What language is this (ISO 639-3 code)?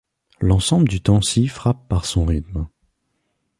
fra